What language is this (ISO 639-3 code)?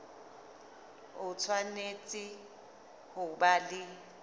sot